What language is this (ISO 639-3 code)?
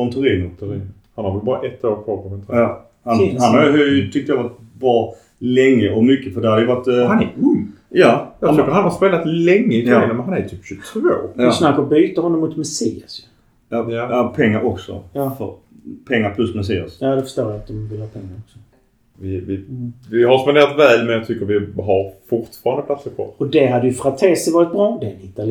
swe